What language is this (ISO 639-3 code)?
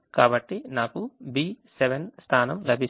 tel